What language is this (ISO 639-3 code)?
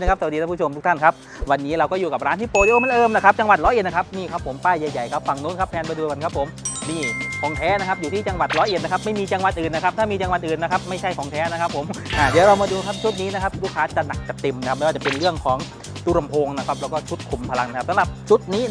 tha